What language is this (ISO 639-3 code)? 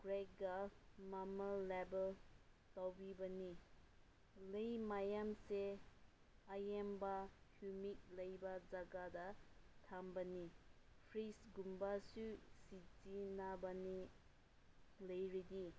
mni